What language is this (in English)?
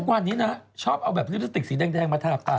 Thai